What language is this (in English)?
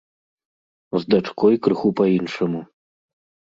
Belarusian